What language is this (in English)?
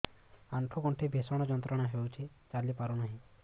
Odia